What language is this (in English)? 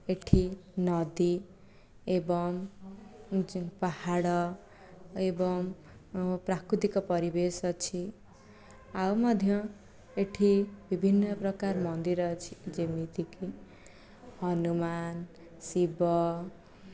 Odia